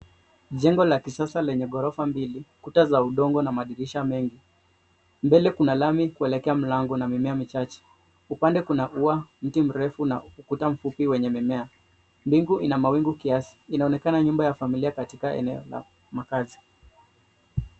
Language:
Swahili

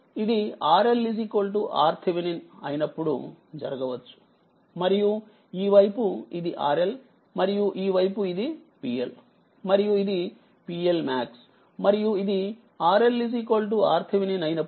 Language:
Telugu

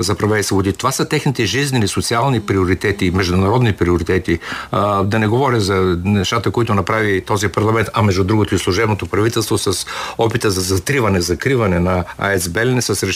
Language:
Bulgarian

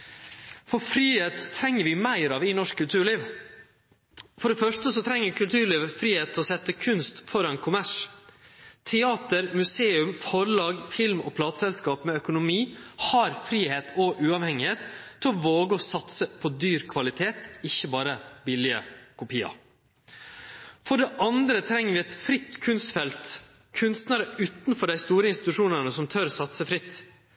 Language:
Norwegian Nynorsk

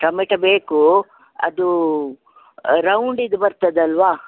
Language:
Kannada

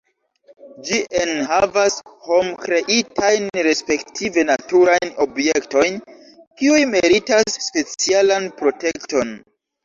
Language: Esperanto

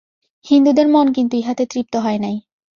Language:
Bangla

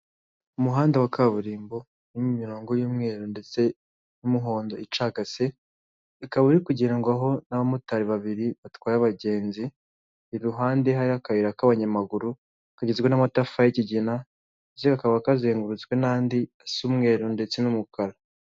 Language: Kinyarwanda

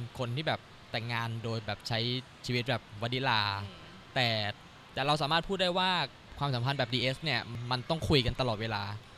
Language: Thai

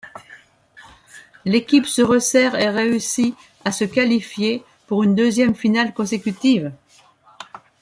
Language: French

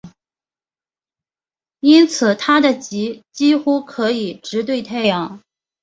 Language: Chinese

